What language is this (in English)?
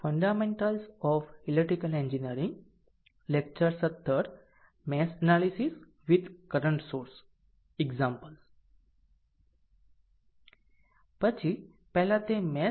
Gujarati